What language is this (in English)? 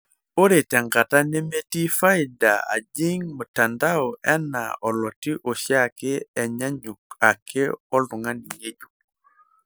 Masai